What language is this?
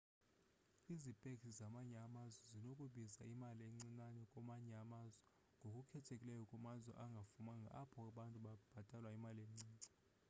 Xhosa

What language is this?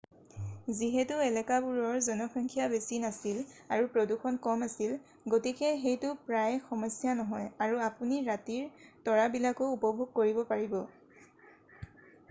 Assamese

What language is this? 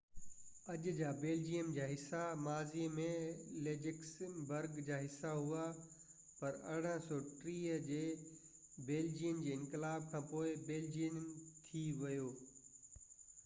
Sindhi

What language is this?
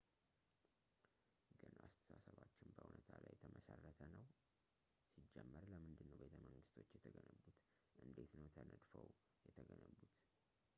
Amharic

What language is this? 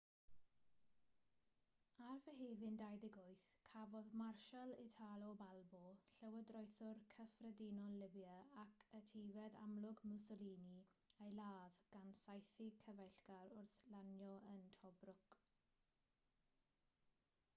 Welsh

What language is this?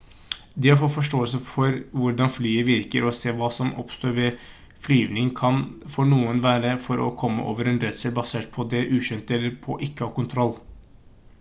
Norwegian Bokmål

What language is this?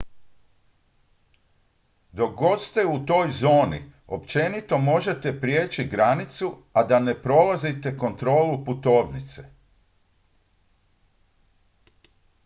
Croatian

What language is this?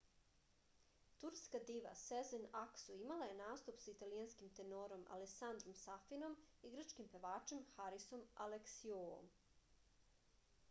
Serbian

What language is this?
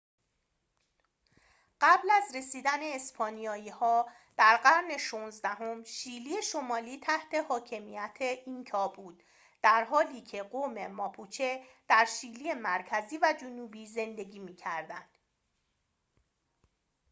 Persian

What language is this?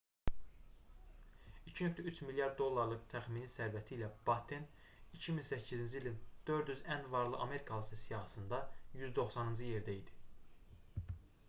Azerbaijani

